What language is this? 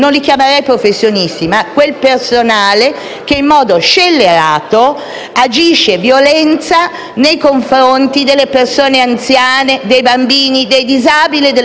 Italian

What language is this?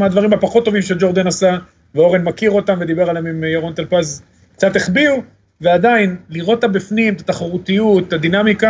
Hebrew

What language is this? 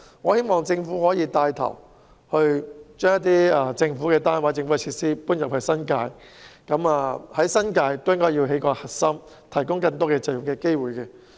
Cantonese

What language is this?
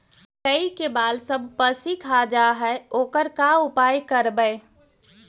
Magahi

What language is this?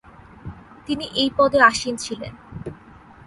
Bangla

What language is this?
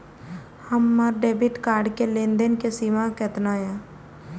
Maithili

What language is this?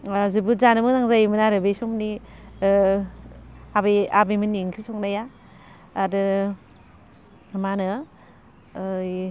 Bodo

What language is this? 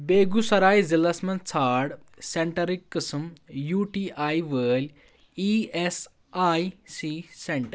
Kashmiri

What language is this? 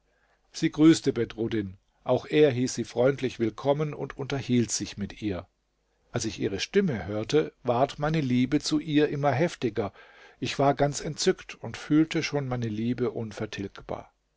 German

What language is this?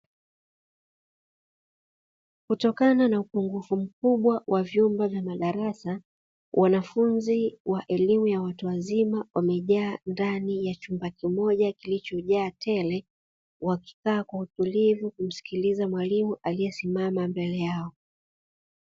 Swahili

